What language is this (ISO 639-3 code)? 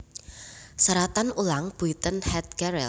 jav